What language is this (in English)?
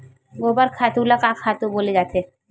Chhattisgarhi